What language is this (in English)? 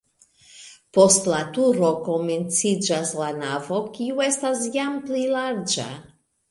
Esperanto